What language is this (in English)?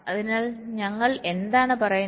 Malayalam